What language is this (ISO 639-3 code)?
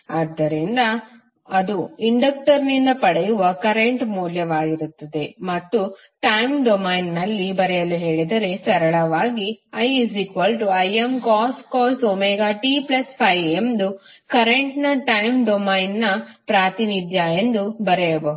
kan